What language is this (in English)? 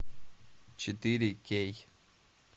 Russian